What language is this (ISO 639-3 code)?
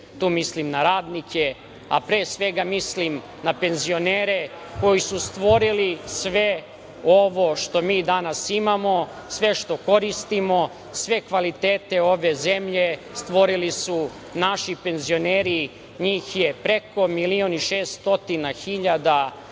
srp